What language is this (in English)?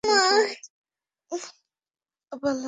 Bangla